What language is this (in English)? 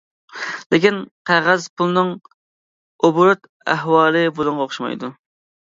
Uyghur